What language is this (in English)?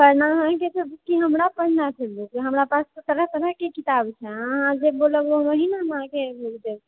Maithili